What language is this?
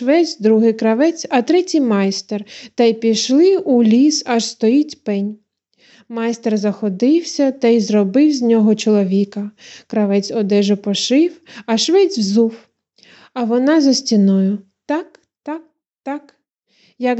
Ukrainian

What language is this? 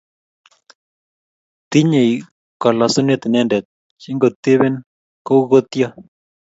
Kalenjin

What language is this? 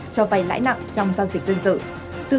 Vietnamese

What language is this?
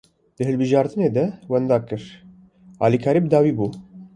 Kurdish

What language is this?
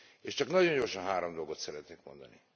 Hungarian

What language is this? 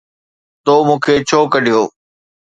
Sindhi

